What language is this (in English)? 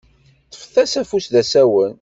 Kabyle